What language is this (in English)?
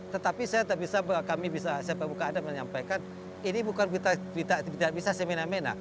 Indonesian